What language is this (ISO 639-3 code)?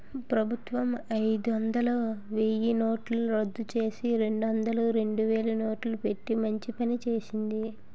tel